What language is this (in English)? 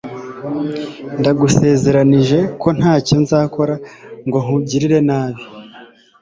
Kinyarwanda